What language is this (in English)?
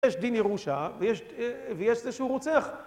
Hebrew